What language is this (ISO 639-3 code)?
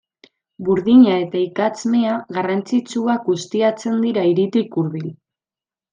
eus